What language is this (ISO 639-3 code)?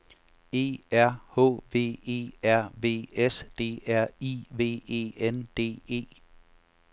dan